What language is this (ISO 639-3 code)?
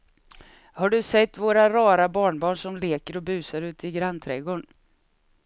swe